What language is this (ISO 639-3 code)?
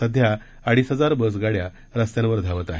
mar